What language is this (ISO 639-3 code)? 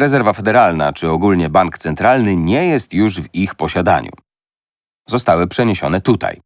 pol